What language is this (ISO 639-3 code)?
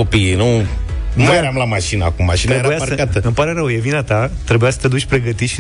ron